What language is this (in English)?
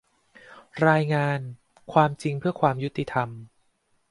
Thai